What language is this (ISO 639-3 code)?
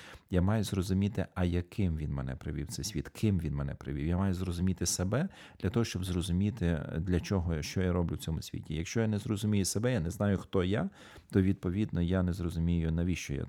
ukr